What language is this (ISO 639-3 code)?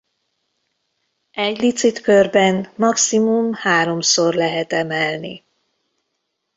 hun